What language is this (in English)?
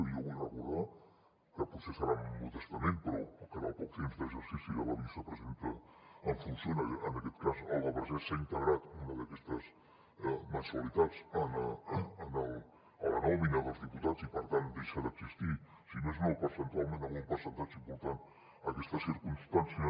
Catalan